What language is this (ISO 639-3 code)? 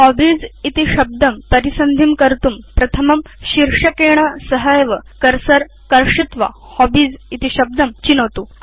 san